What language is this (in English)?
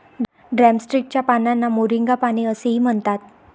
Marathi